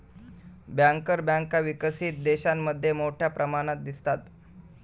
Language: Marathi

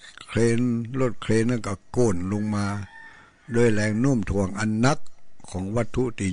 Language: Thai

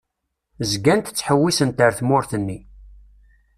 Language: Kabyle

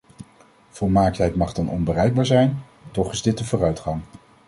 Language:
Dutch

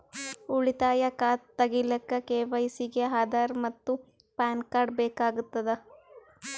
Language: Kannada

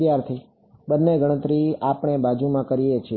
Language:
Gujarati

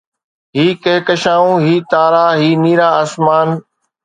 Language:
Sindhi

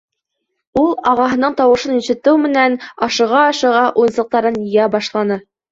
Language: Bashkir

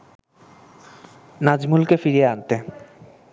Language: Bangla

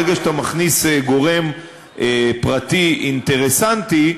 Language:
Hebrew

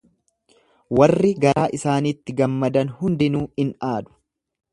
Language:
Oromo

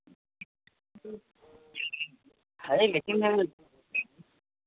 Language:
Hindi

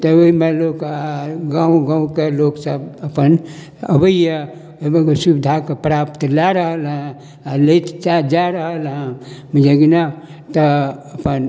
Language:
Maithili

